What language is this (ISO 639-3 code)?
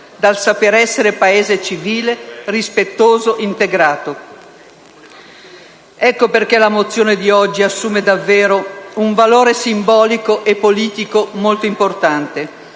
ita